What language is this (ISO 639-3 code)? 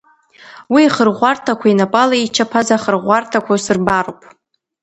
abk